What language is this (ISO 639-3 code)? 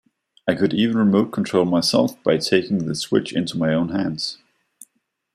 eng